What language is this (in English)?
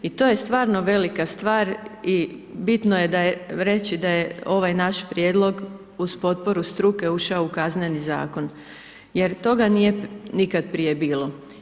Croatian